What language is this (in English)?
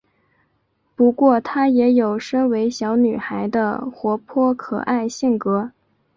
Chinese